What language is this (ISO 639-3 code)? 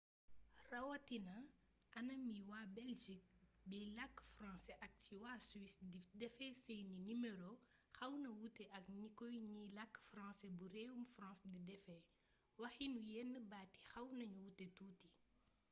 wol